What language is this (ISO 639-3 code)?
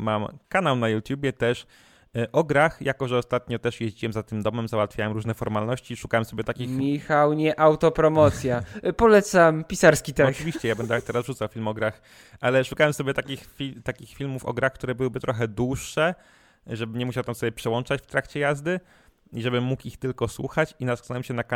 pol